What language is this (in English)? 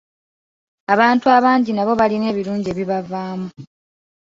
Ganda